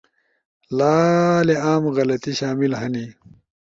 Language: Ushojo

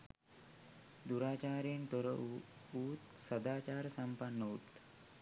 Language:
Sinhala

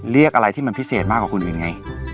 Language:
Thai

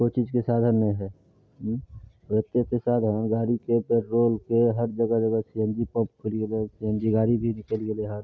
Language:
Maithili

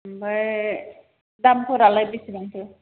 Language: Bodo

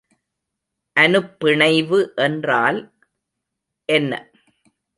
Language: Tamil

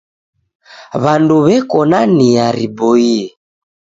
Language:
Taita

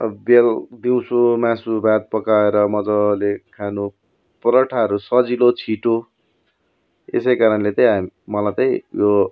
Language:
Nepali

